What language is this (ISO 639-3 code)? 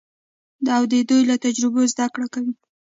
pus